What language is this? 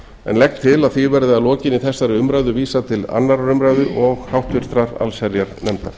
Icelandic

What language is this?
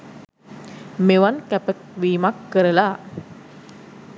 Sinhala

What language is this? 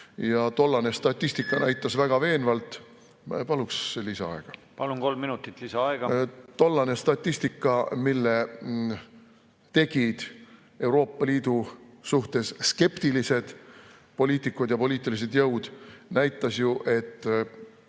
Estonian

